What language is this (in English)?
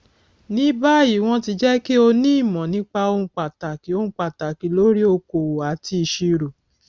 Yoruba